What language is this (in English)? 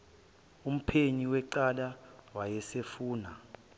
Zulu